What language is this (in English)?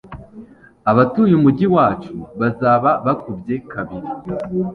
Kinyarwanda